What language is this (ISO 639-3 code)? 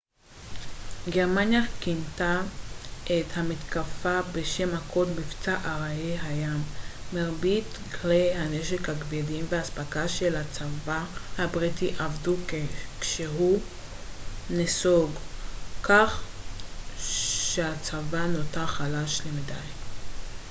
heb